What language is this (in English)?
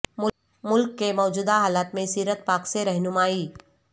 Urdu